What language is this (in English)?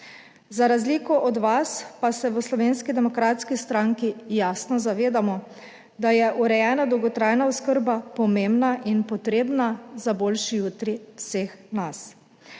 Slovenian